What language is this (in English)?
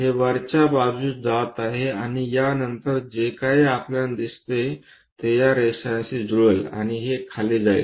Marathi